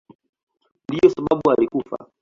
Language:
Swahili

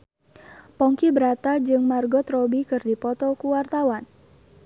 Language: Sundanese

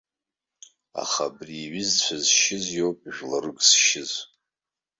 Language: Abkhazian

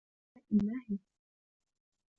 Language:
Arabic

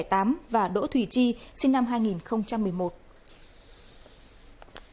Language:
Vietnamese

